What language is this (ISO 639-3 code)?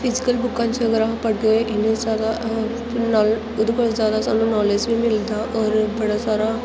doi